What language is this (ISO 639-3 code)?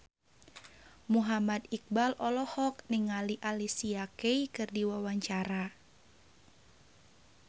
sun